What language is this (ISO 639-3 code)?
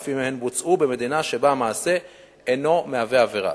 heb